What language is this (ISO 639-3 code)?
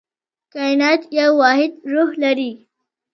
pus